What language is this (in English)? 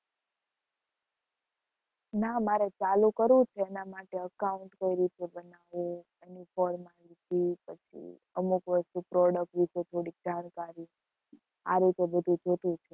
Gujarati